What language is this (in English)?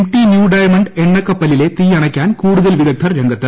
Malayalam